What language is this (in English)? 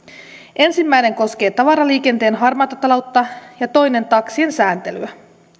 Finnish